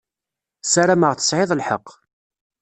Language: Kabyle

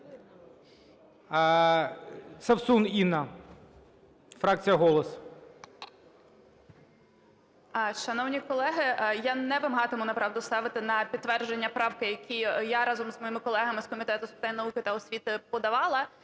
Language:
Ukrainian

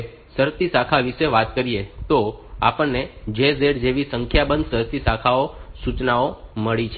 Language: Gujarati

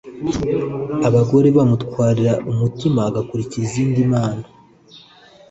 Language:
Kinyarwanda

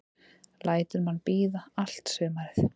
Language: Icelandic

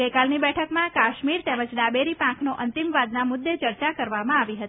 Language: Gujarati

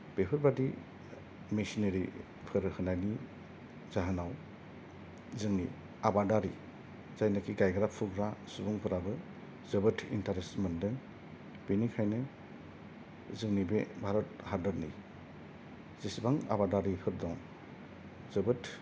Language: Bodo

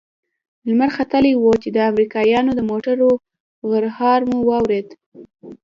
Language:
Pashto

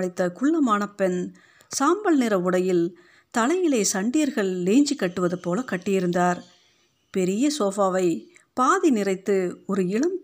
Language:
Tamil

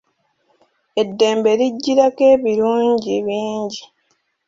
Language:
Ganda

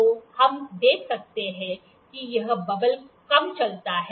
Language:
Hindi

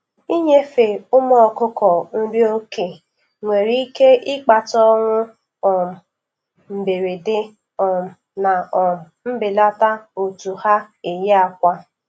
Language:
Igbo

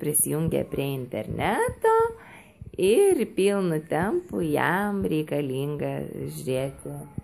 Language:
Lithuanian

